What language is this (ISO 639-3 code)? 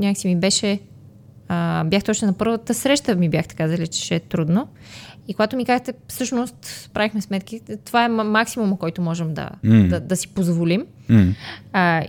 bul